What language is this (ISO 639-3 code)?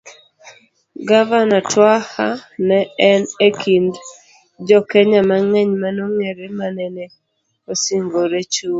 luo